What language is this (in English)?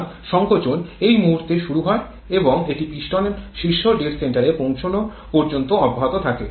Bangla